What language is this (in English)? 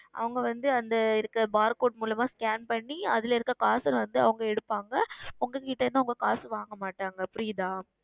Tamil